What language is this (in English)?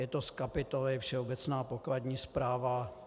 Czech